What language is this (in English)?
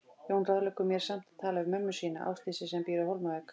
Icelandic